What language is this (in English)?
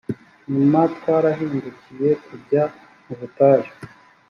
Kinyarwanda